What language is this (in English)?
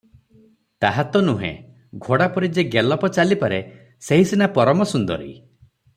Odia